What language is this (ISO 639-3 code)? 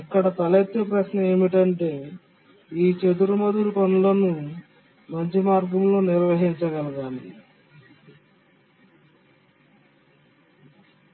tel